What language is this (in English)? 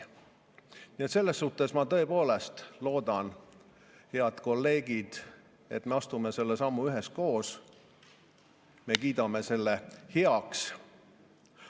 Estonian